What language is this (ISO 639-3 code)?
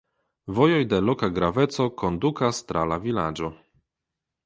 epo